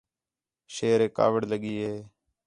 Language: Khetrani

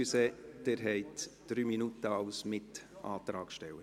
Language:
Swiss German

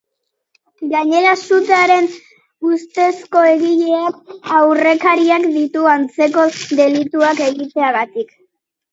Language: Basque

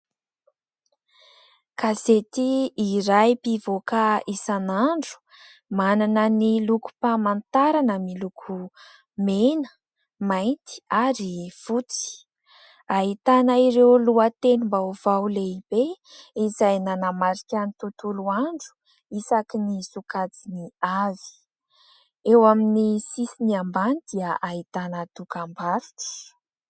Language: Malagasy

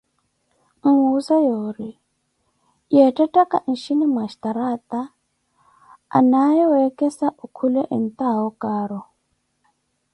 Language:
Koti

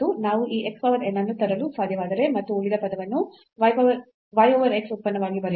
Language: Kannada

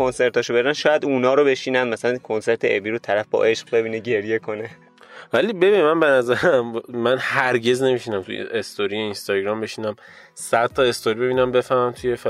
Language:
Persian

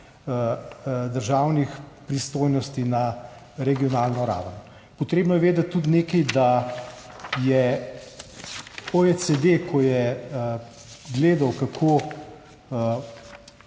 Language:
Slovenian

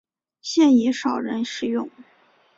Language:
Chinese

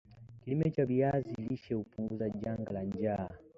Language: Swahili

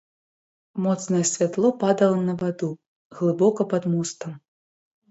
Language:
Belarusian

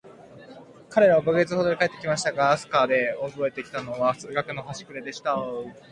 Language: Japanese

